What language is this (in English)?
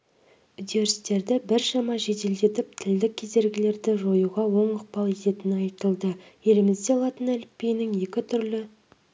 Kazakh